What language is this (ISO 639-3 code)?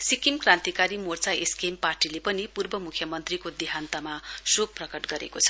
nep